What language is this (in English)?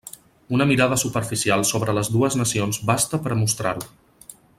Catalan